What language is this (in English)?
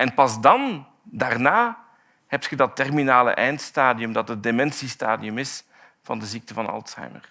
Dutch